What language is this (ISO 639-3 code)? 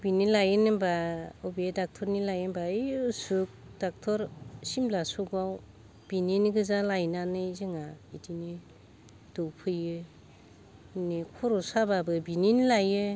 brx